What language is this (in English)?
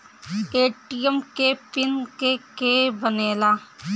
Bhojpuri